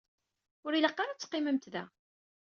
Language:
Kabyle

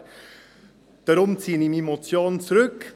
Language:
Swiss German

